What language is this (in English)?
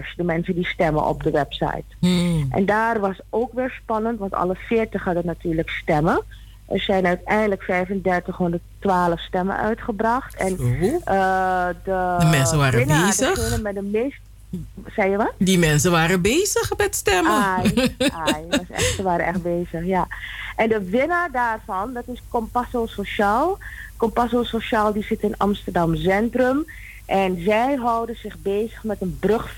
Dutch